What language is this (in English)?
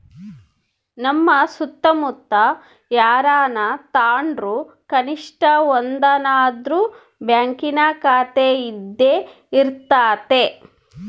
Kannada